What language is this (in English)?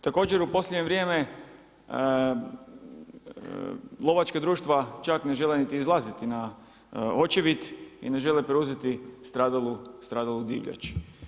Croatian